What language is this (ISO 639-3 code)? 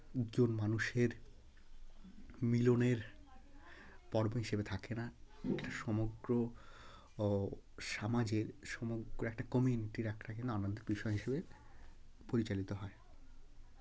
ben